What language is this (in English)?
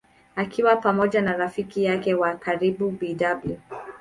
Swahili